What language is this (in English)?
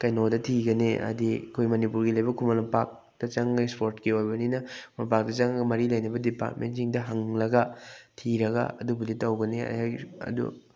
Manipuri